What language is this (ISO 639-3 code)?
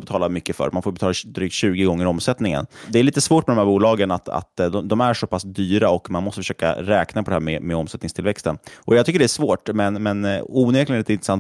swe